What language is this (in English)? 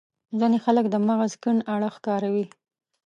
Pashto